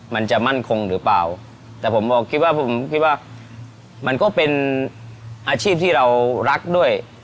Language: Thai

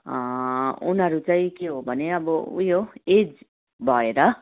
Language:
Nepali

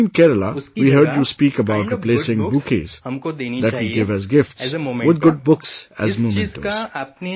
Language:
English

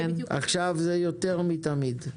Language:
Hebrew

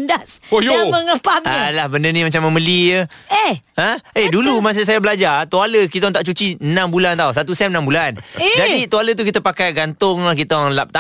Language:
Malay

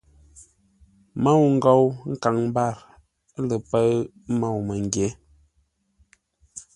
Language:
Ngombale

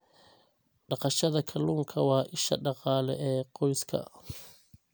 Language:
Somali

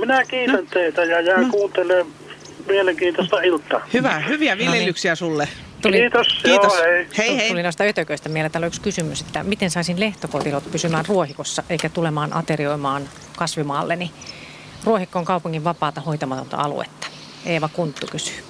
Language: Finnish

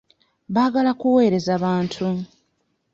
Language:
Ganda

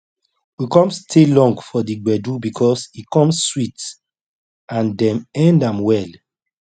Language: Nigerian Pidgin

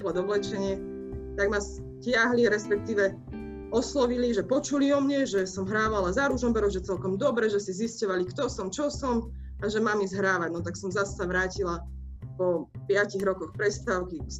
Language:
Slovak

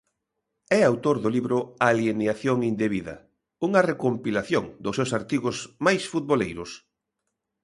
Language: Galician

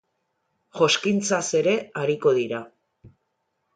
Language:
Basque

